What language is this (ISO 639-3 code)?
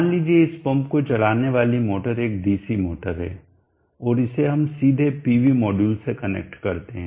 hin